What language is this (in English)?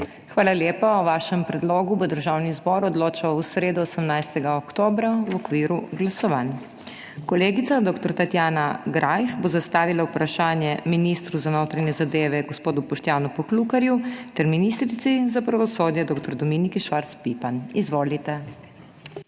Slovenian